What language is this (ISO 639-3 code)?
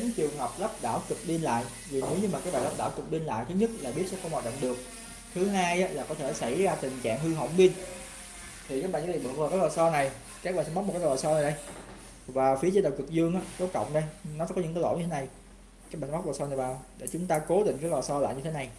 vie